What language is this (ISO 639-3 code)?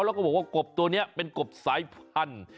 tha